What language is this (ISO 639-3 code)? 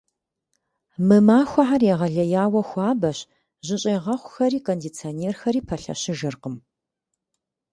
kbd